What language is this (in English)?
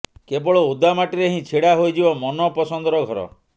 Odia